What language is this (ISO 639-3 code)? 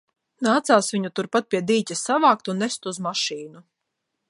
lav